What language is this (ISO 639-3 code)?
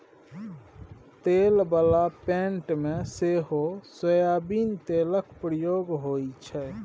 mai